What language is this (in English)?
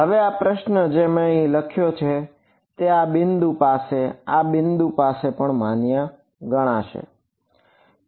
Gujarati